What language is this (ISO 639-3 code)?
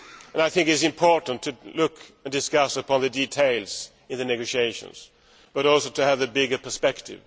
eng